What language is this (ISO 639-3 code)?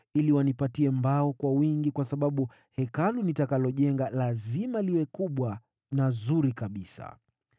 swa